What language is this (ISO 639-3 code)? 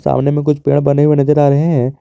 hin